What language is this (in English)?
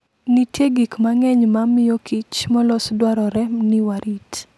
Luo (Kenya and Tanzania)